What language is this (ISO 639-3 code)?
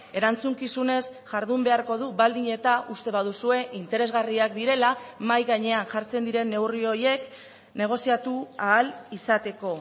eus